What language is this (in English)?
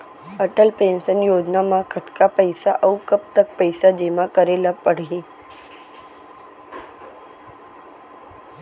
Chhattisgarhi